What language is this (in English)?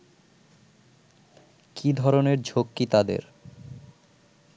Bangla